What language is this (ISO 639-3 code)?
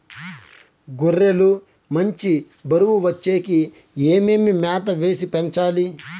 tel